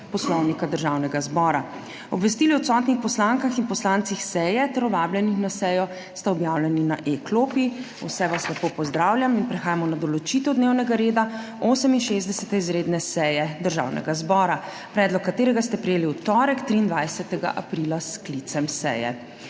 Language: Slovenian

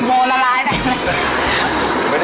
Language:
Thai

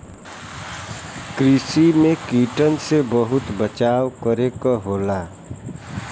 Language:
Bhojpuri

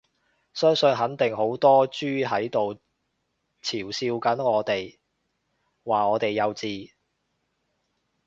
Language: Cantonese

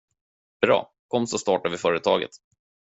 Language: Swedish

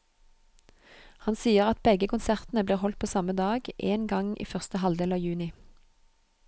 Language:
Norwegian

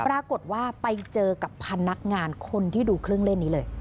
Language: Thai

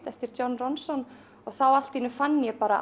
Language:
Icelandic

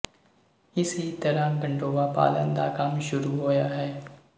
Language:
Punjabi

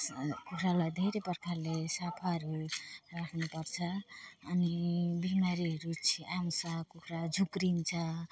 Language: Nepali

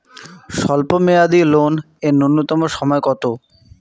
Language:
Bangla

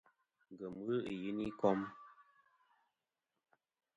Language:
Kom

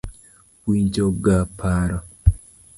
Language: Luo (Kenya and Tanzania)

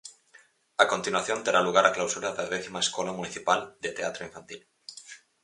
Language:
Galician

